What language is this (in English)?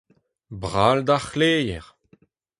Breton